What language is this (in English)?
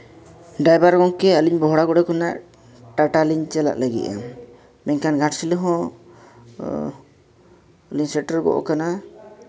Santali